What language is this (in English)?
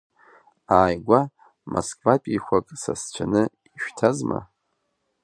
Abkhazian